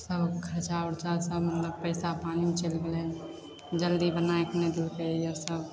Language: Maithili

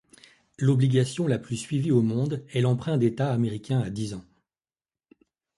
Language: French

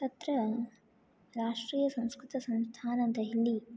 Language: Sanskrit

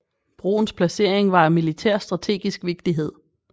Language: Danish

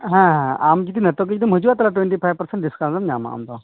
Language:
Santali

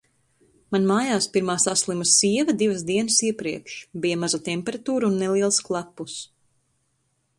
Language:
Latvian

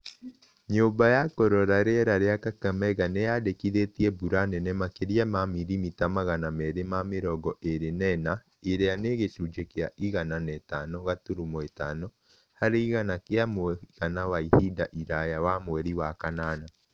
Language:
Kikuyu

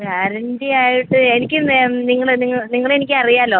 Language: Malayalam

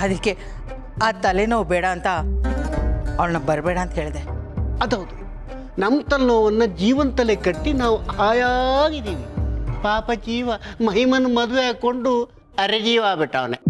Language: Kannada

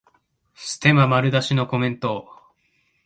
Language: Japanese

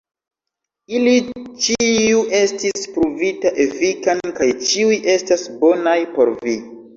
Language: Esperanto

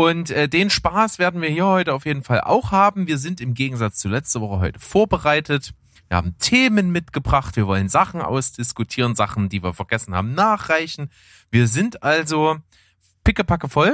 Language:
German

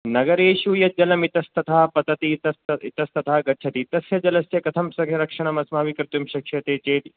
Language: Sanskrit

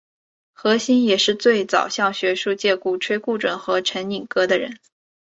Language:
Chinese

